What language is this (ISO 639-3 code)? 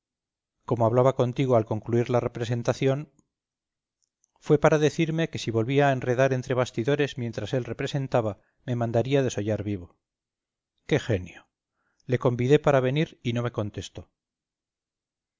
spa